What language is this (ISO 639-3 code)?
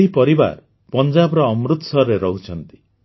ori